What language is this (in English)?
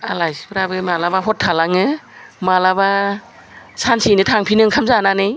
Bodo